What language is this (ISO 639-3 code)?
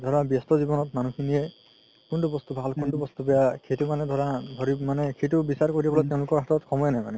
asm